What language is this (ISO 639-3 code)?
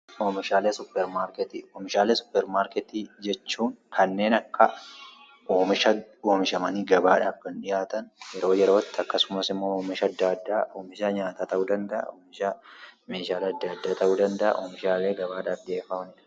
orm